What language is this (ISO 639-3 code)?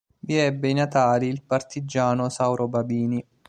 ita